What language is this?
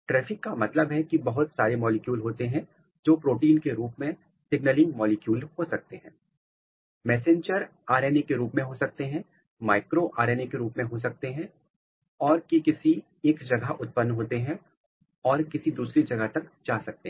Hindi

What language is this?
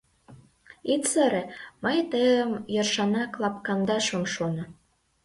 Mari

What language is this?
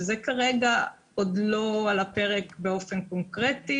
Hebrew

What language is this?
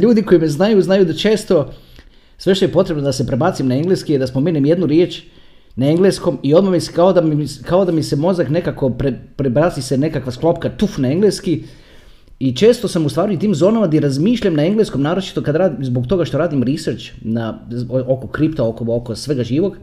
Croatian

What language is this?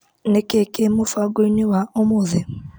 Kikuyu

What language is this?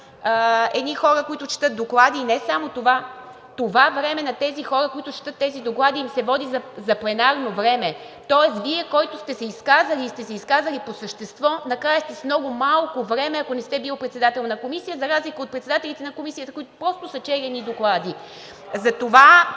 Bulgarian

